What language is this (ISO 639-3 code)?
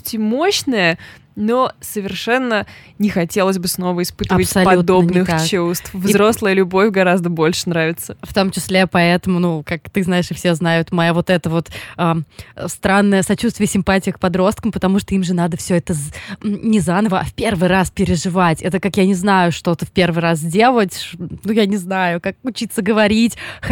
rus